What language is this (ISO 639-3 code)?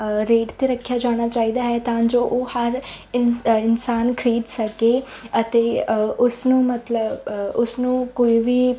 pan